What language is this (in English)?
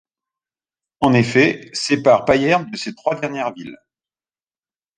French